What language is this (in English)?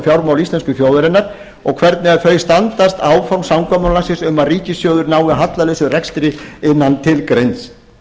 Icelandic